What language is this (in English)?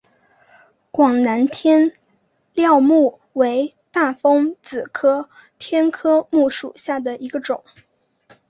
Chinese